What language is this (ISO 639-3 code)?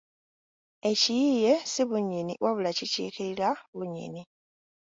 lug